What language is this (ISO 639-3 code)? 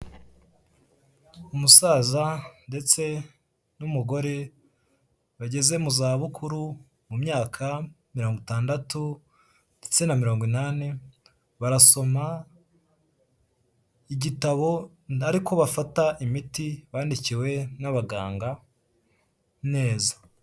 kin